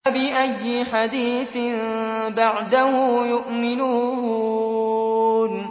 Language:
Arabic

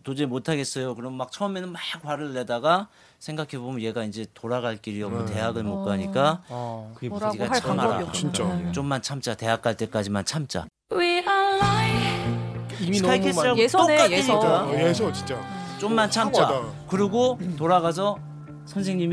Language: Korean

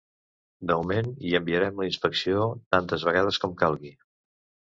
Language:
Catalan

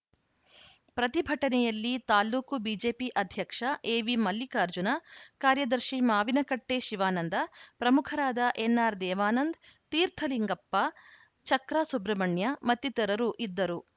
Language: Kannada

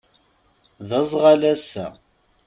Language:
Kabyle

